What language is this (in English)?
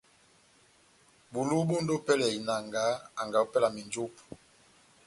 Batanga